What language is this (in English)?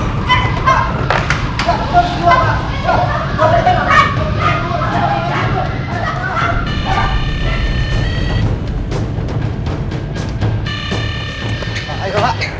Indonesian